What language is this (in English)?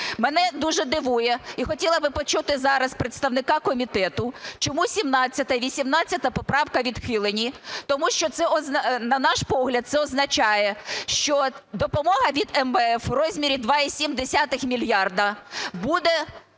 Ukrainian